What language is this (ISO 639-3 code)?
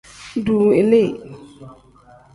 kdh